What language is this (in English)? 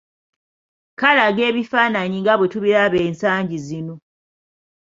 Ganda